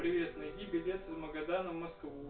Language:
Russian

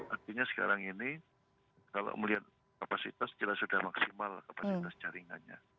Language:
Indonesian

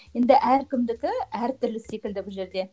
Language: Kazakh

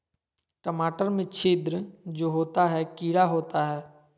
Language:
Magahi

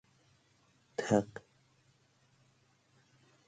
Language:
Persian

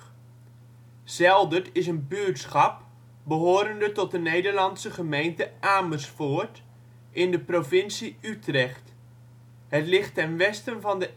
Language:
Dutch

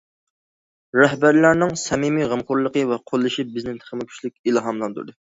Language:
Uyghur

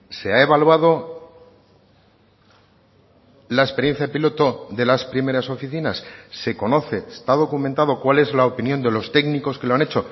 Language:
Spanish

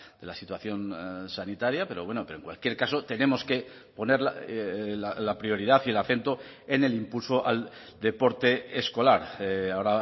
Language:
Spanish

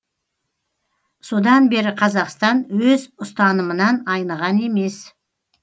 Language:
Kazakh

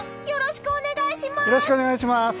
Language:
Japanese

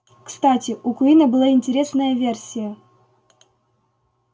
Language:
Russian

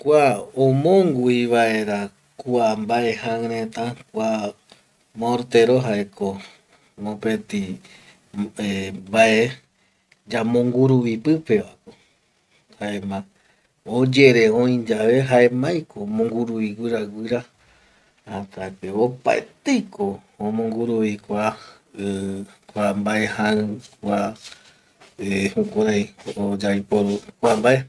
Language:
Eastern Bolivian Guaraní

